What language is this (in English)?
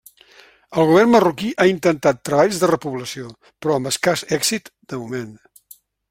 Catalan